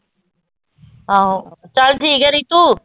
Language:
Punjabi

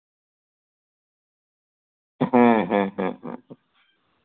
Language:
Santali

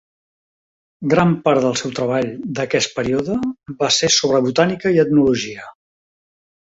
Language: Catalan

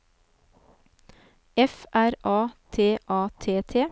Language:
Norwegian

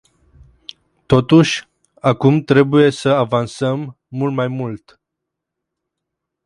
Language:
Romanian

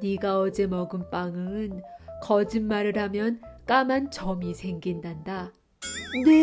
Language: Korean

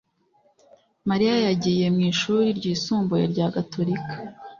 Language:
Kinyarwanda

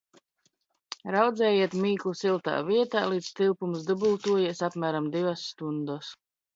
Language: Latvian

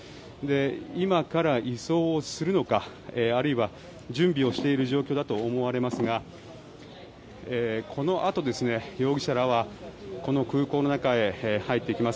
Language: Japanese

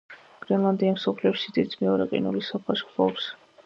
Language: Georgian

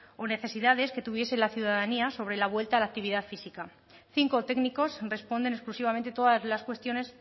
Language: Spanish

